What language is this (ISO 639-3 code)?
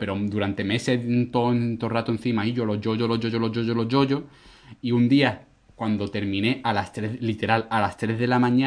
spa